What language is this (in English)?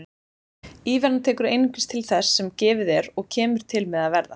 Icelandic